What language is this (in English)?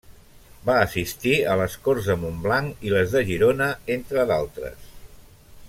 Catalan